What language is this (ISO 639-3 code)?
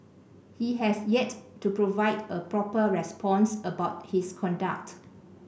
eng